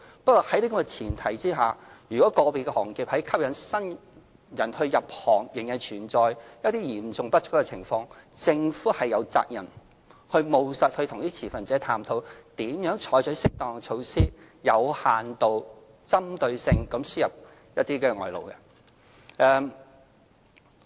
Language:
Cantonese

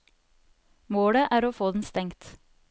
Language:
Norwegian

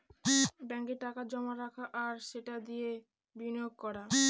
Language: Bangla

